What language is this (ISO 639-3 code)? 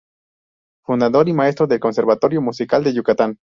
spa